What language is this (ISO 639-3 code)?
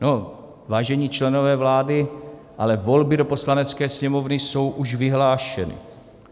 ces